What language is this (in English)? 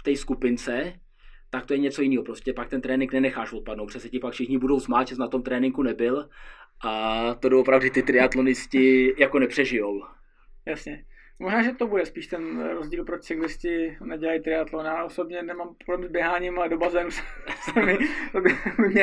Czech